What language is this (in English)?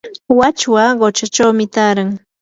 Yanahuanca Pasco Quechua